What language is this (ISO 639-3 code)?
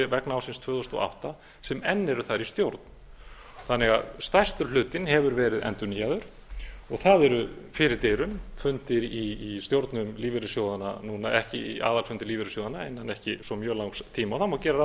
isl